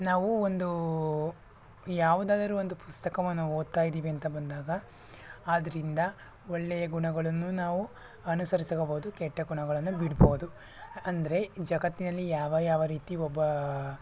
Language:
Kannada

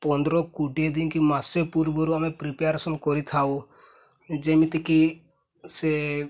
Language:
Odia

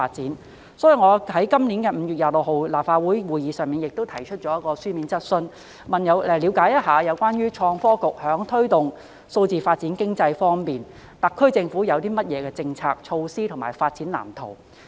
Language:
Cantonese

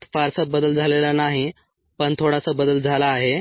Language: Marathi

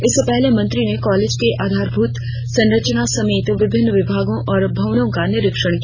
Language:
Hindi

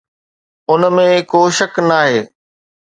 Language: Sindhi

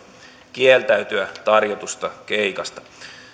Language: Finnish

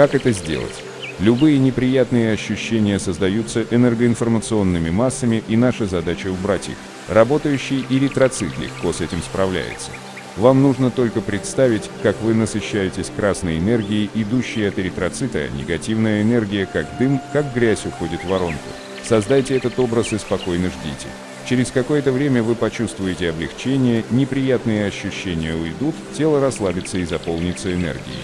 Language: Russian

